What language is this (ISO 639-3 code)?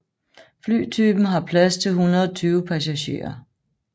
dan